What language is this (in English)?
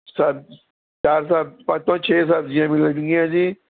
Punjabi